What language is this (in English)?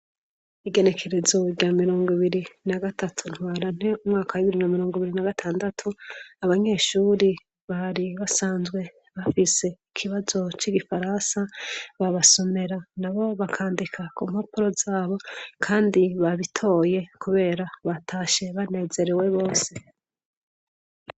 Rundi